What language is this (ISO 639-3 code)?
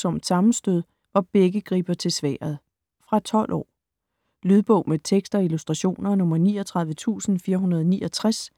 dan